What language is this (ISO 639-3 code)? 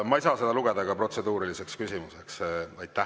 est